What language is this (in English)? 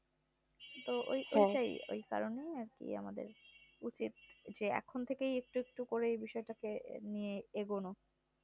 Bangla